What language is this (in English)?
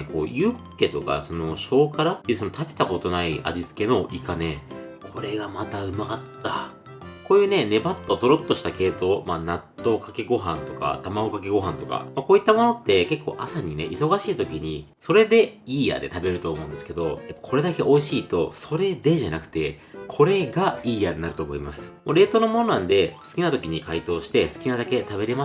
Japanese